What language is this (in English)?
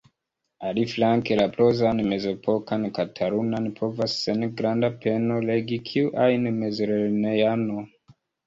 Esperanto